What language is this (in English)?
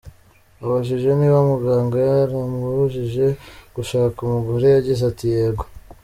Kinyarwanda